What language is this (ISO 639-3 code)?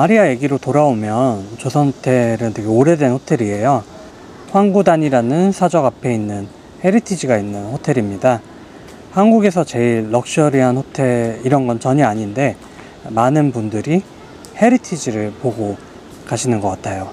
kor